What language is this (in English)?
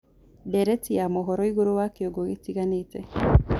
Kikuyu